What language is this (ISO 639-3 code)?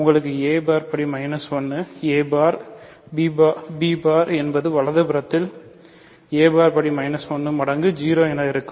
tam